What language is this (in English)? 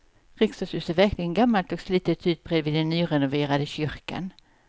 Swedish